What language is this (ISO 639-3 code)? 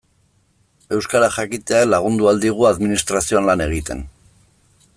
eus